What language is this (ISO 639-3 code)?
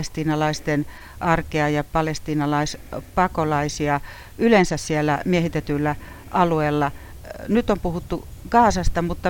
fin